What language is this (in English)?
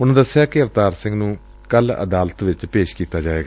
Punjabi